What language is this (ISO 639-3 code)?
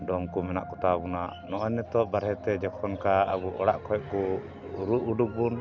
sat